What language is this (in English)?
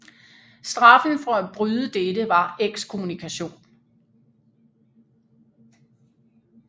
Danish